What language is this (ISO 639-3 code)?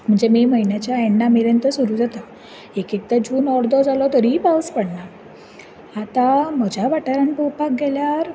kok